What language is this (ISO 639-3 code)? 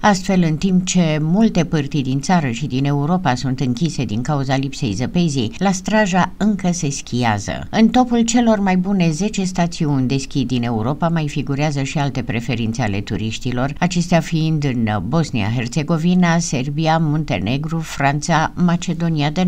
ron